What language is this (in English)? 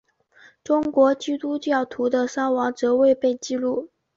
Chinese